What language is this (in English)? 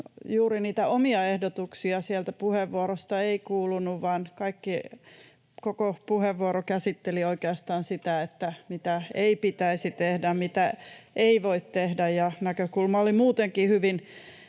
Finnish